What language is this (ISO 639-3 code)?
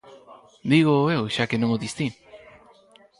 glg